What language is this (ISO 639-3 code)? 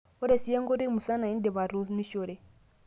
mas